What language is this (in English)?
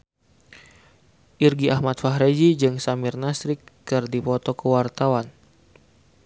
Sundanese